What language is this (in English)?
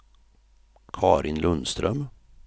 Swedish